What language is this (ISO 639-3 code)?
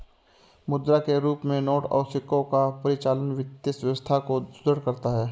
hin